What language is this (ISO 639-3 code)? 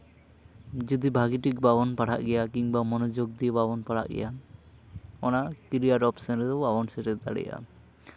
sat